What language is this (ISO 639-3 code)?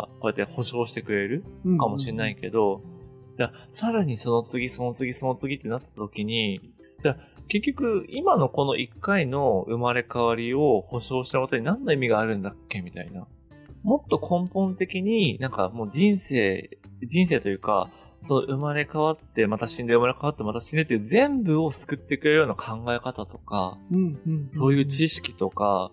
jpn